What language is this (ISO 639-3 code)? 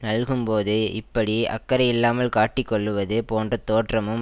tam